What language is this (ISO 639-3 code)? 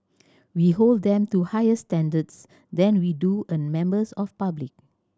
eng